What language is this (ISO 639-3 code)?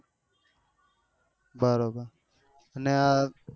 guj